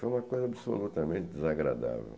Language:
Portuguese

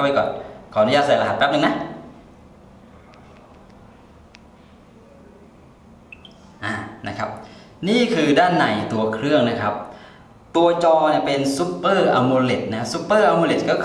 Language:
Thai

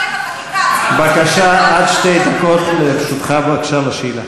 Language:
Hebrew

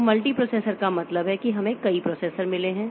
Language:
Hindi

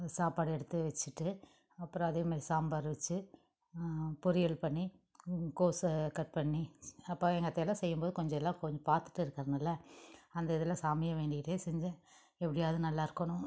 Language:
Tamil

